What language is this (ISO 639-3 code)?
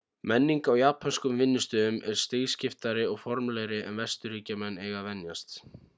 isl